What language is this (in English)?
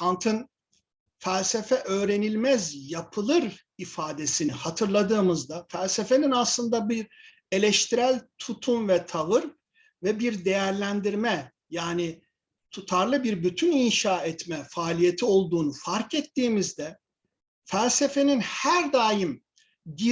Turkish